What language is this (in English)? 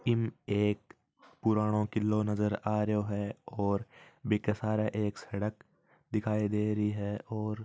Marwari